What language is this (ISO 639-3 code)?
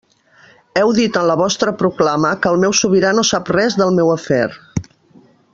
cat